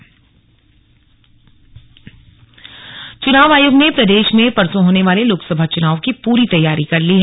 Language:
Hindi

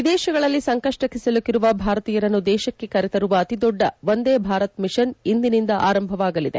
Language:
Kannada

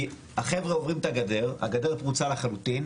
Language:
Hebrew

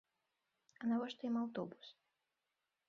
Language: Belarusian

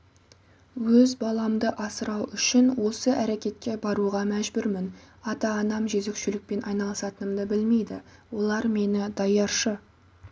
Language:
Kazakh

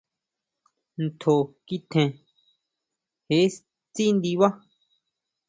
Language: Huautla Mazatec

